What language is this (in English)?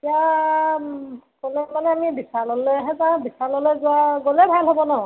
Assamese